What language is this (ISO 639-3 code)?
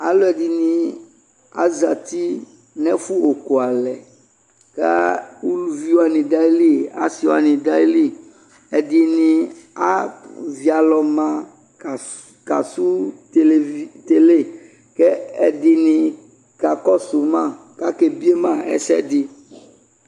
kpo